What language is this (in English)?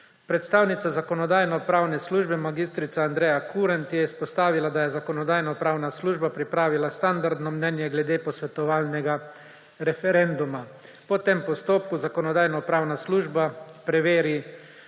Slovenian